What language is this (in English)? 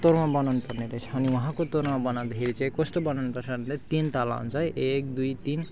Nepali